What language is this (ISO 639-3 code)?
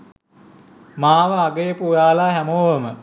sin